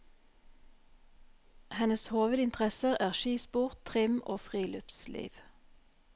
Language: Norwegian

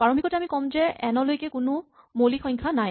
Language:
Assamese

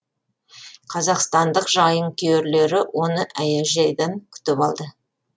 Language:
Kazakh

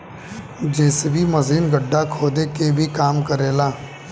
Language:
Bhojpuri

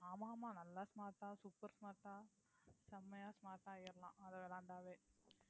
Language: Tamil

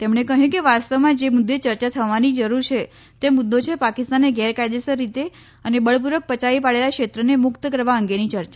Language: Gujarati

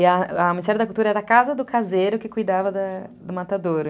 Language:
Portuguese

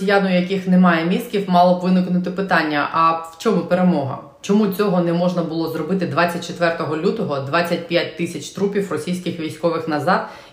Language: Ukrainian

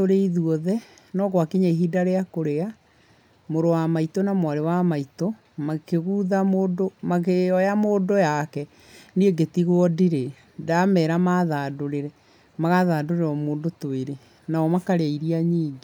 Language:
Kikuyu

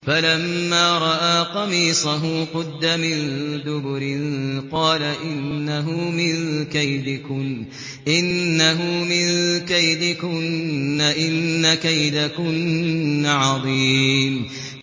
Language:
Arabic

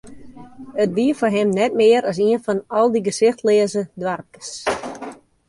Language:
Western Frisian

